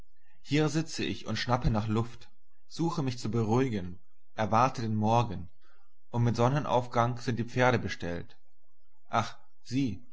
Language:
German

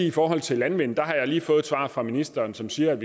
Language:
Danish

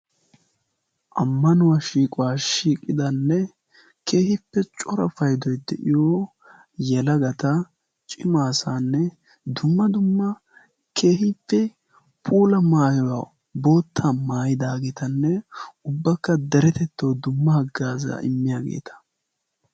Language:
Wolaytta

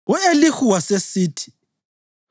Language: North Ndebele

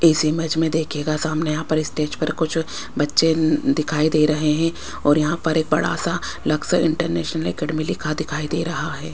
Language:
Hindi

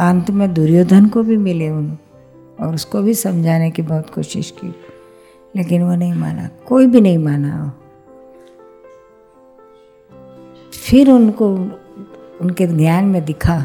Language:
Hindi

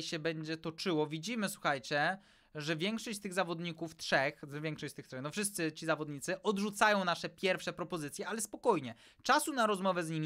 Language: Polish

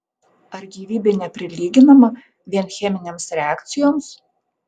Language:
Lithuanian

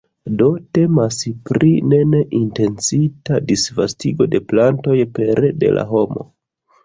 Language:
Esperanto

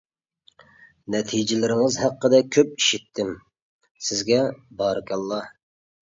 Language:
Uyghur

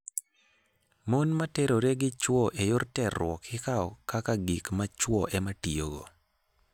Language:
Luo (Kenya and Tanzania)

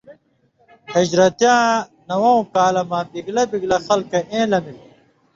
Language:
Indus Kohistani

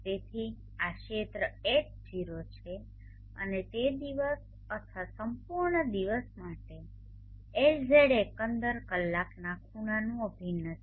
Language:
Gujarati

